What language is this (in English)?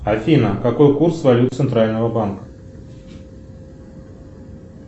Russian